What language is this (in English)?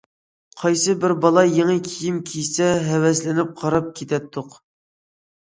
Uyghur